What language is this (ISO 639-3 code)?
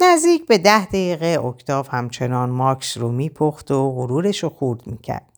fas